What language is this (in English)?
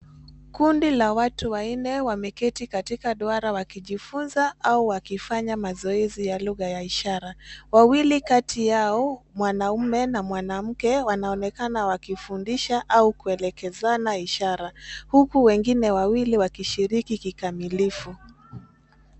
Swahili